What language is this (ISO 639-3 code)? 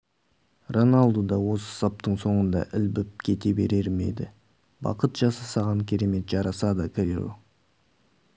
kaz